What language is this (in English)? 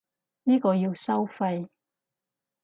Cantonese